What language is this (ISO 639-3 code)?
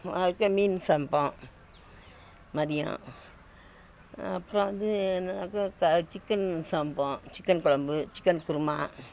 tam